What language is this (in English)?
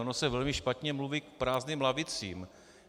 Czech